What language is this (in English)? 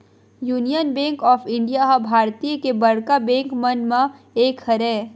Chhattisgarhi